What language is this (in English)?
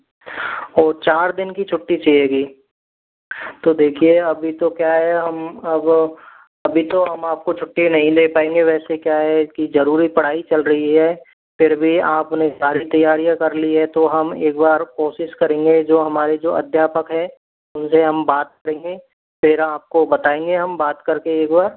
Hindi